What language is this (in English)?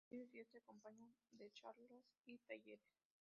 Spanish